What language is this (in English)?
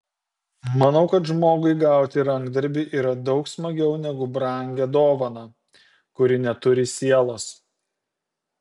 Lithuanian